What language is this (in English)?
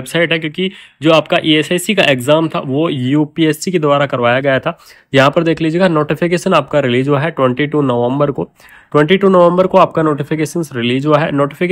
Hindi